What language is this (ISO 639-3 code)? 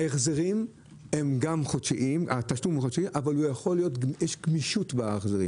heb